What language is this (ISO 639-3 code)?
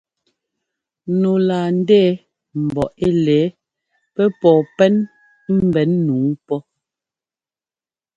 jgo